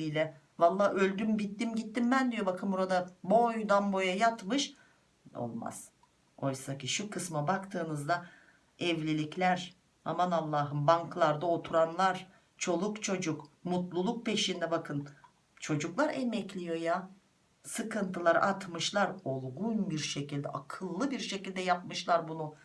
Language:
Turkish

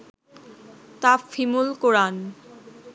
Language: Bangla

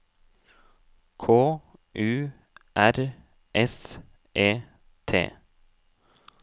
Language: Norwegian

